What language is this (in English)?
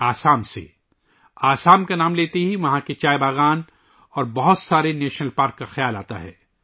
Urdu